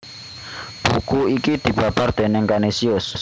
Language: Javanese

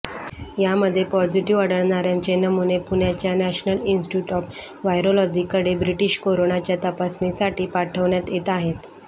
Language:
Marathi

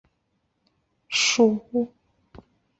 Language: Chinese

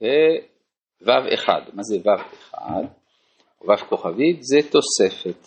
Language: Hebrew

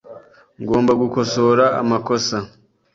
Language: Kinyarwanda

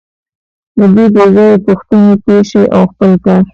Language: Pashto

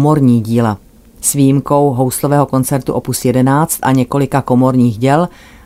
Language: Czech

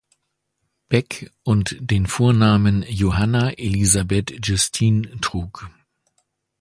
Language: German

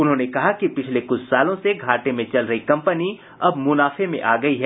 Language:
Hindi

